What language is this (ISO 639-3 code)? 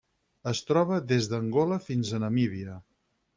cat